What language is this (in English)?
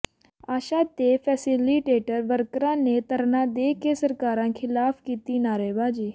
Punjabi